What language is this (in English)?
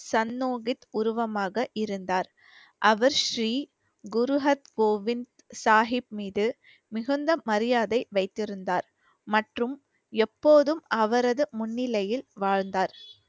Tamil